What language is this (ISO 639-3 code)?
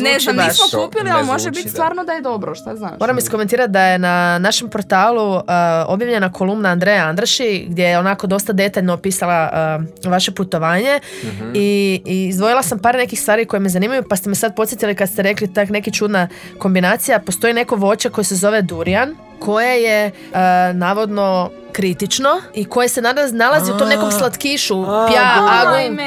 hrv